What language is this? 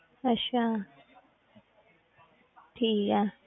Punjabi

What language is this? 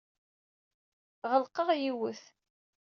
Kabyle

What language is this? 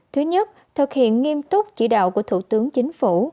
Vietnamese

